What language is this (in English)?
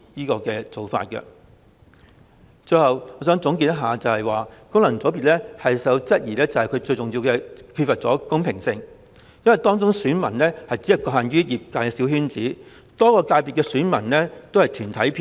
Cantonese